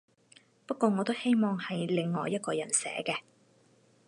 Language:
Cantonese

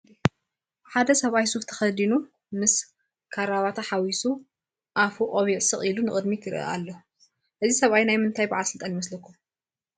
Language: Tigrinya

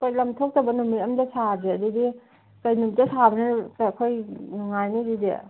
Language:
Manipuri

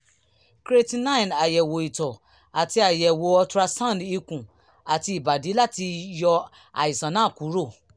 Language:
Yoruba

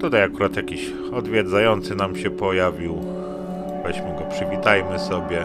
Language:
Polish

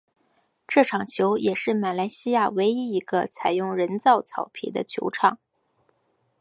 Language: Chinese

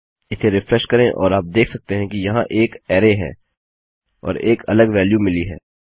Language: Hindi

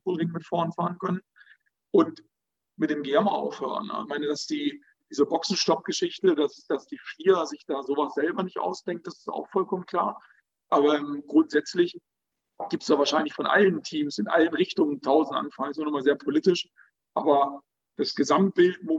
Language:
German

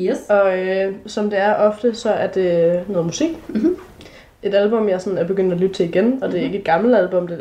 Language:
Danish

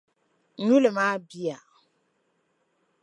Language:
Dagbani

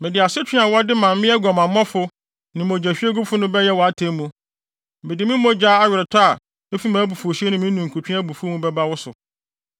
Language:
Akan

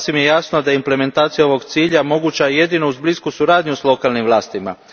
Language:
Croatian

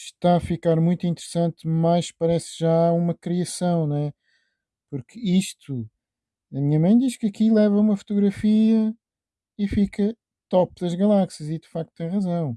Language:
Portuguese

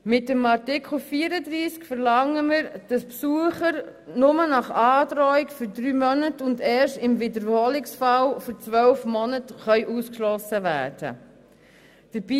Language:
Swiss German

